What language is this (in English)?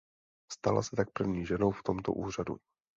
Czech